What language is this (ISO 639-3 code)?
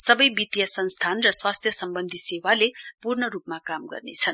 nep